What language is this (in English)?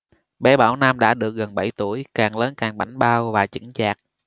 Vietnamese